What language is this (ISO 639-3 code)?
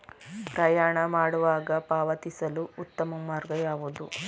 kan